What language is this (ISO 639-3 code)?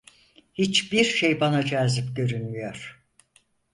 tur